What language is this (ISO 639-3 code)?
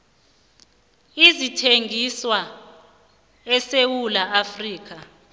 nbl